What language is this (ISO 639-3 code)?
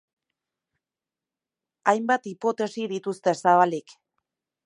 eus